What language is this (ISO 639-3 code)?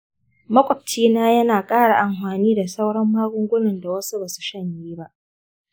hau